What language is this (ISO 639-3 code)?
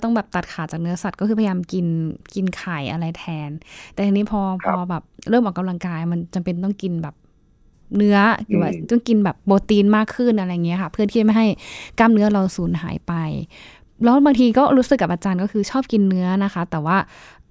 tha